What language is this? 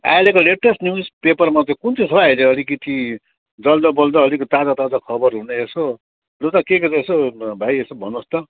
Nepali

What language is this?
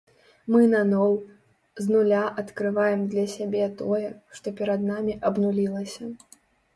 Belarusian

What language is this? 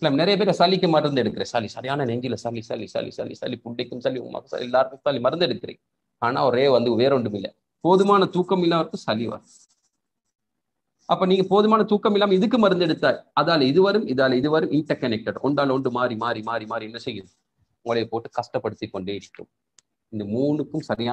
English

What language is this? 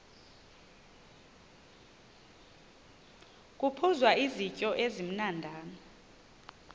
Xhosa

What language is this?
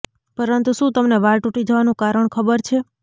Gujarati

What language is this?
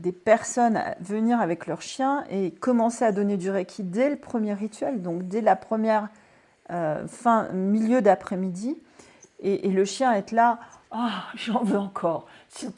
French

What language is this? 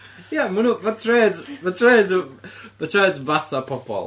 Welsh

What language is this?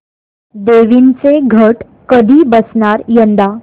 Marathi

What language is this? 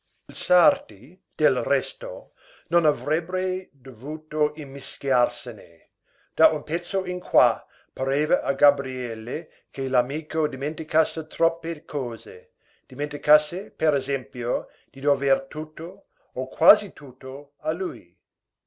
Italian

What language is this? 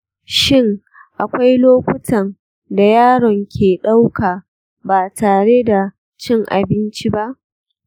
Hausa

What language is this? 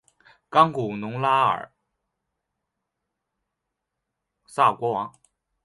Chinese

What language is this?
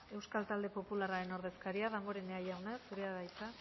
Basque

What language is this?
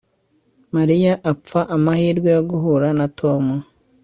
Kinyarwanda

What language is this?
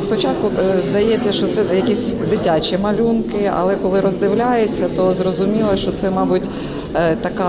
Ukrainian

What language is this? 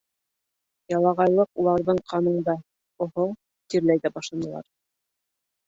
Bashkir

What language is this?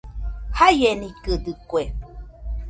Nüpode Huitoto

